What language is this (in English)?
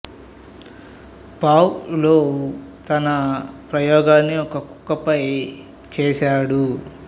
Telugu